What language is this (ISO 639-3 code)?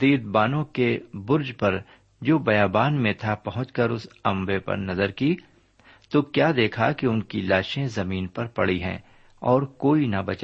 urd